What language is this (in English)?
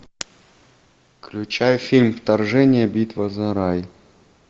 Russian